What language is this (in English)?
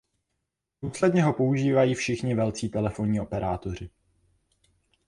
Czech